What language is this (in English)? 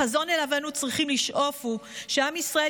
Hebrew